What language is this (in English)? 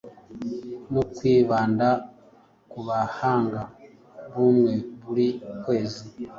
Kinyarwanda